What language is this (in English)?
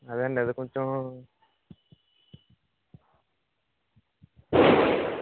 Telugu